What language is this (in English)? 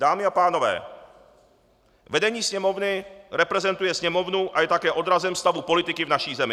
Czech